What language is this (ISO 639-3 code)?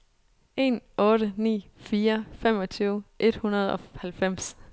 dan